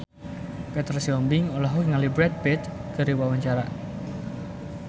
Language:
Sundanese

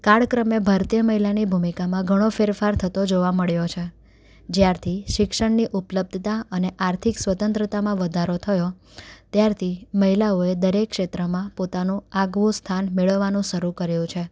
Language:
Gujarati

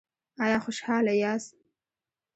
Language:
Pashto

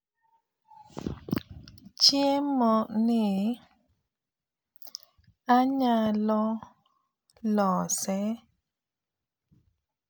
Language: Luo (Kenya and Tanzania)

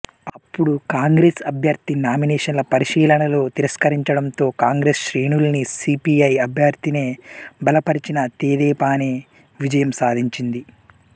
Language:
Telugu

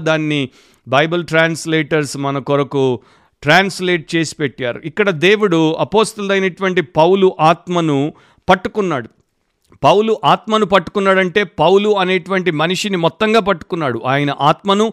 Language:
Telugu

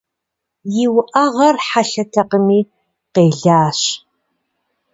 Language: Kabardian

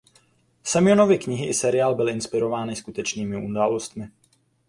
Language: Czech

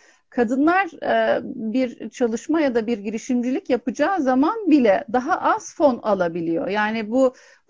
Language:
Turkish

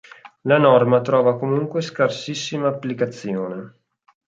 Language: Italian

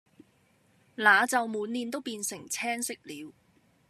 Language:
Cantonese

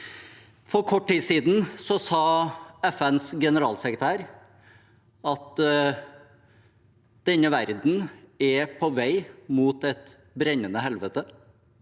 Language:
Norwegian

